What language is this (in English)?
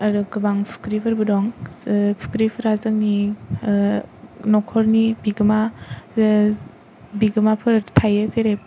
Bodo